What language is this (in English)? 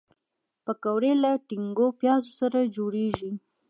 Pashto